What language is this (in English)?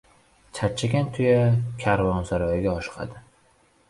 Uzbek